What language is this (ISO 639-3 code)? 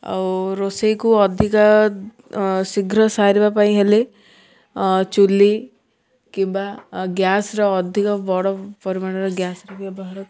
ori